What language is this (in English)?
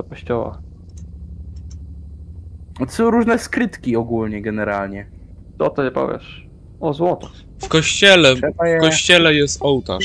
Polish